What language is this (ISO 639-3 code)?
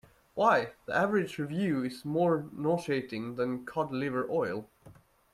eng